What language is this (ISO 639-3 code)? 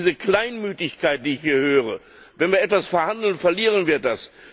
deu